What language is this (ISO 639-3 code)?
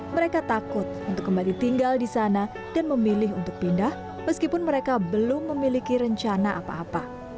ind